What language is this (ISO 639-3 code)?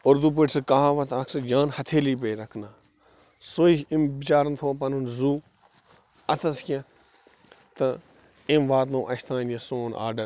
kas